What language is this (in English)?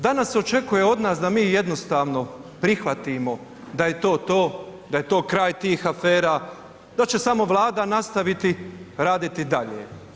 Croatian